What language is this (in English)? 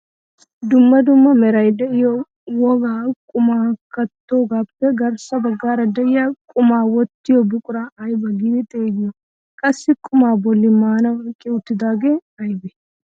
Wolaytta